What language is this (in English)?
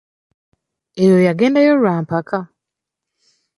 Ganda